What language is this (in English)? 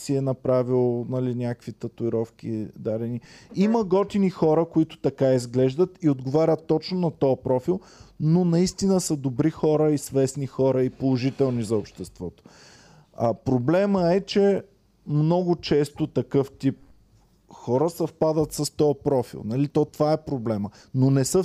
Bulgarian